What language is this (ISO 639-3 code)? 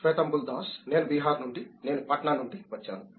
tel